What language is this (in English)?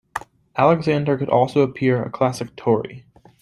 English